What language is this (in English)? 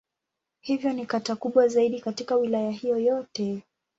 Swahili